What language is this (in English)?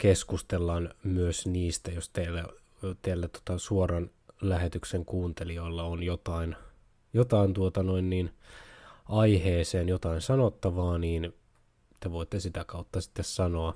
Finnish